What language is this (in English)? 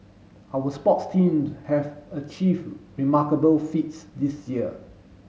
English